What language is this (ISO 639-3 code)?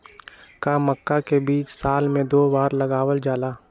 mag